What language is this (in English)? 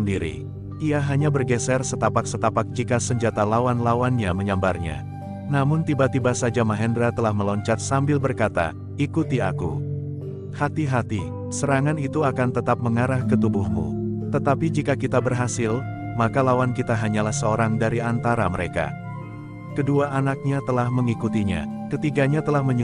Indonesian